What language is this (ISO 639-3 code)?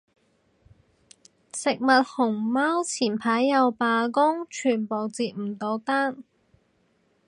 yue